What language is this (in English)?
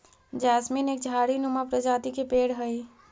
Magahi